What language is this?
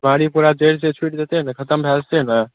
Maithili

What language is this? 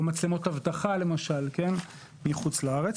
Hebrew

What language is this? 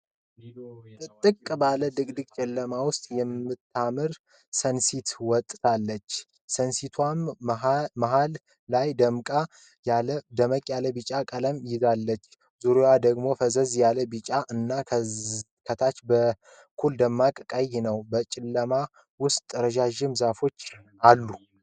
Amharic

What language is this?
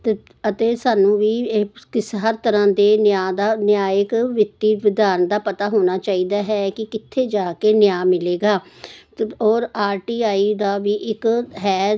Punjabi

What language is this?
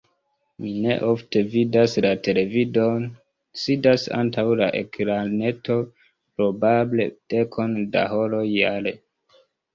Esperanto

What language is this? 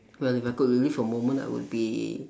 English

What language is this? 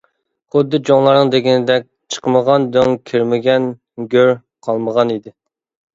Uyghur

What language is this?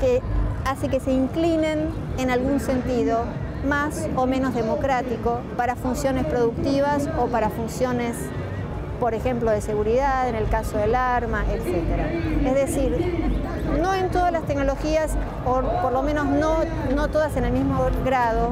Spanish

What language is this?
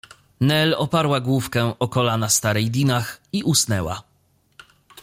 Polish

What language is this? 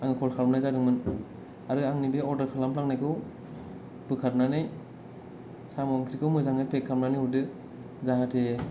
Bodo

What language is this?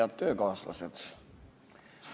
Estonian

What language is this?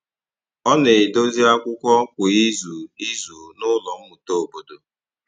Igbo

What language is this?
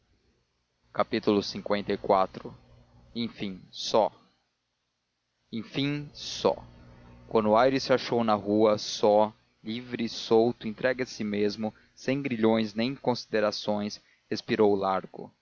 Portuguese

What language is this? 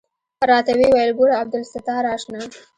Pashto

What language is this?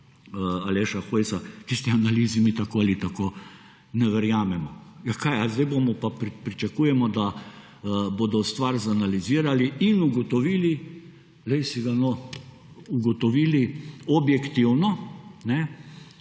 Slovenian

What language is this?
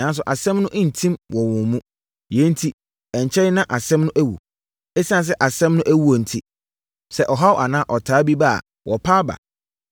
Akan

